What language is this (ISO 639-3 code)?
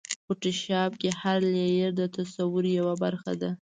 pus